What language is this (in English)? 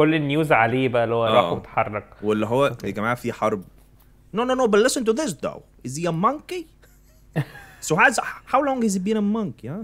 Arabic